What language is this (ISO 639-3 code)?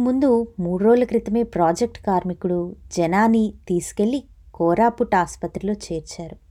tel